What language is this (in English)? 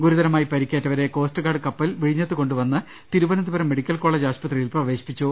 Malayalam